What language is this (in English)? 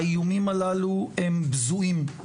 Hebrew